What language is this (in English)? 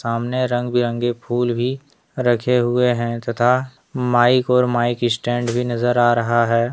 Hindi